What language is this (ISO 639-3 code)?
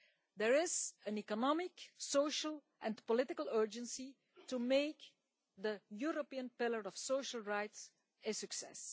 eng